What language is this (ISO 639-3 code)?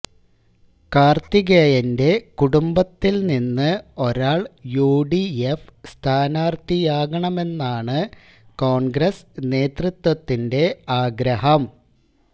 mal